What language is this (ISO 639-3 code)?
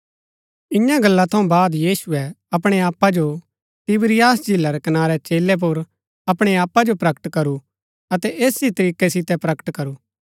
gbk